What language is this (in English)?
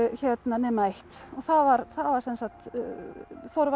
Icelandic